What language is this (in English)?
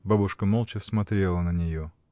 Russian